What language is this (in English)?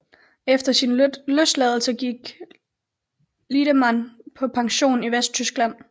Danish